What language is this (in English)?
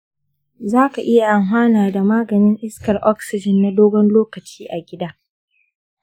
Hausa